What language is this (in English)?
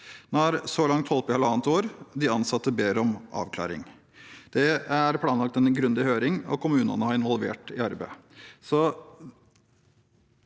Norwegian